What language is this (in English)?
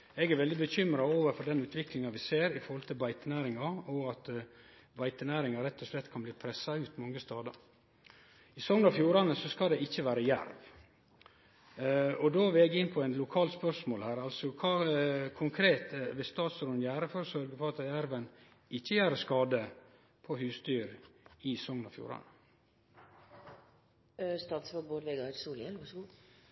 Norwegian Nynorsk